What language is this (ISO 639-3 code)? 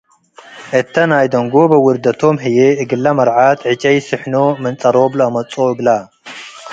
tig